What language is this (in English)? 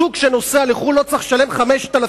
Hebrew